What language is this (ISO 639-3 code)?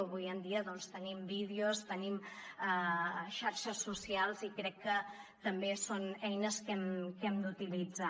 cat